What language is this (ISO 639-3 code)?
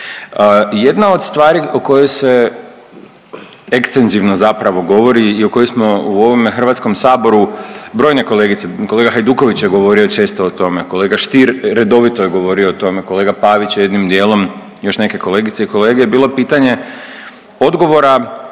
hrv